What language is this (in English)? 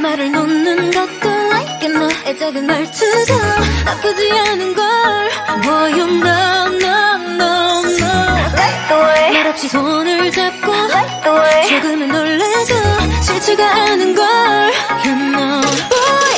Korean